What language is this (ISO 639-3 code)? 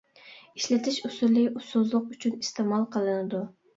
uig